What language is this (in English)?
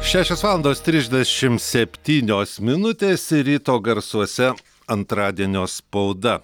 Lithuanian